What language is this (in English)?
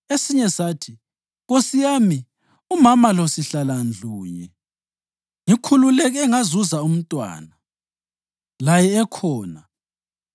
North Ndebele